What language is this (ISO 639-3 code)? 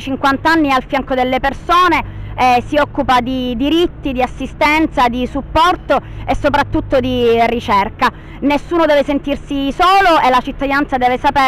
ita